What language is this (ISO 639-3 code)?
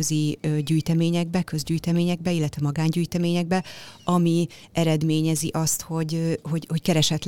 hun